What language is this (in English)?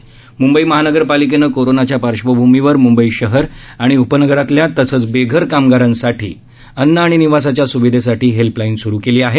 Marathi